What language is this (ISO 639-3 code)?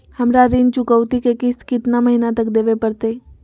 mag